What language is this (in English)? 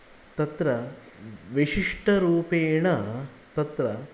Sanskrit